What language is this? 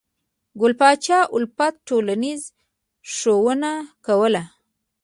Pashto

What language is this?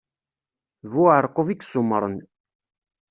Kabyle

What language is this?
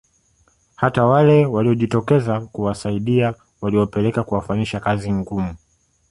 Swahili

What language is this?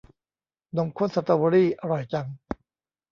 Thai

